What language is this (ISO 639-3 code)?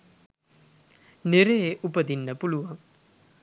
sin